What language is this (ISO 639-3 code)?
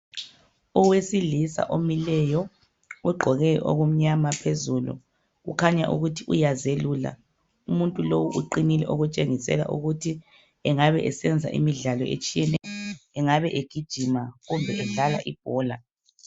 nde